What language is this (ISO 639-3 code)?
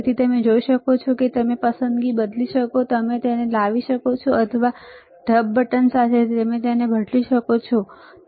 guj